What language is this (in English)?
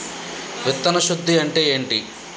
Telugu